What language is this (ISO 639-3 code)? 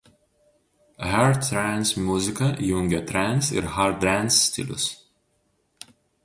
lit